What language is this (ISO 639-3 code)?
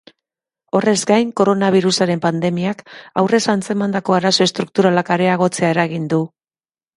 eus